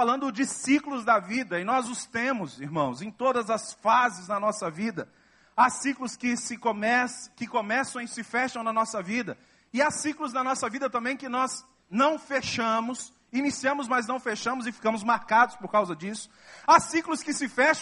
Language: Portuguese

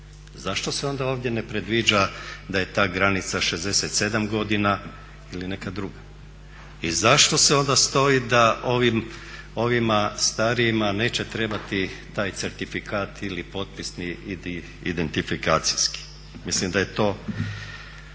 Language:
Croatian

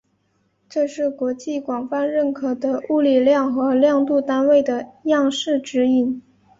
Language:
Chinese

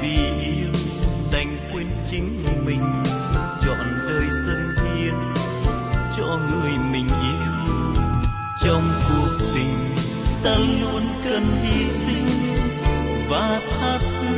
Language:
Vietnamese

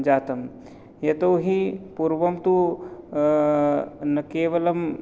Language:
Sanskrit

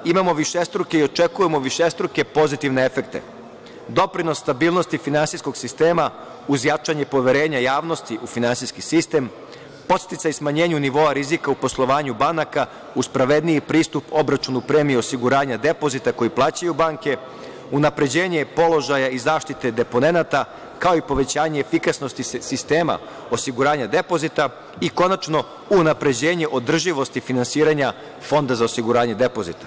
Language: Serbian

